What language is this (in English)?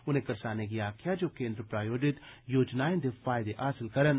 Dogri